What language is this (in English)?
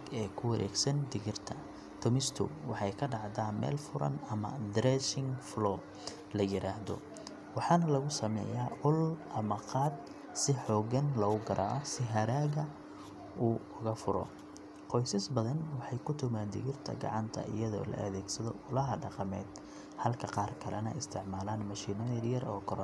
Somali